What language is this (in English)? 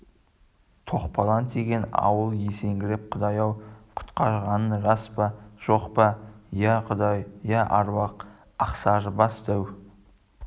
Kazakh